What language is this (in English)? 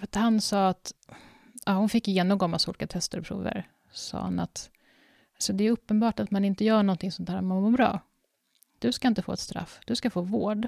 Swedish